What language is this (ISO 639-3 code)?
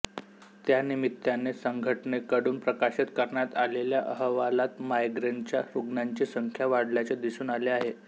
mar